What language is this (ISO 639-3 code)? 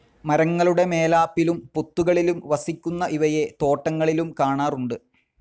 mal